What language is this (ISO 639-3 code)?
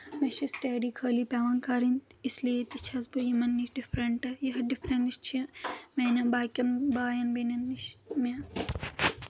kas